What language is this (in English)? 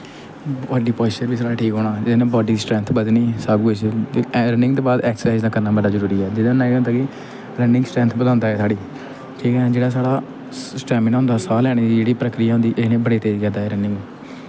Dogri